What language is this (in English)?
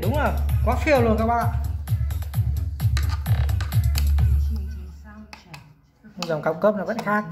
Vietnamese